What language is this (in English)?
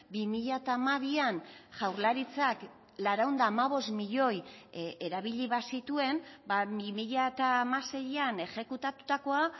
Basque